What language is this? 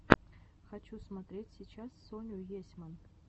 Russian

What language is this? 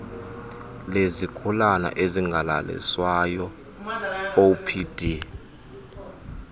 Xhosa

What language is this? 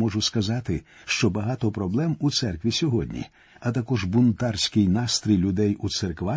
Ukrainian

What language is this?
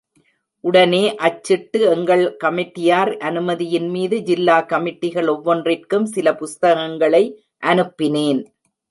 Tamil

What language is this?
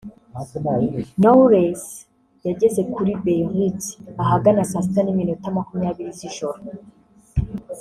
Kinyarwanda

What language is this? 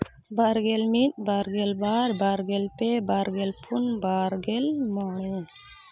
Santali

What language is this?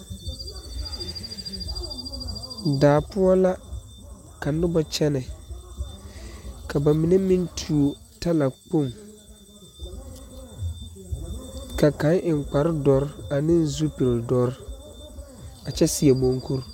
Southern Dagaare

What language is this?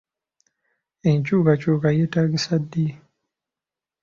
Ganda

